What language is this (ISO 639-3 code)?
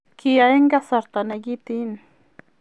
kln